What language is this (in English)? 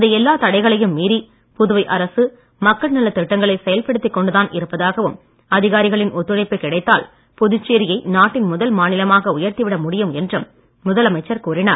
Tamil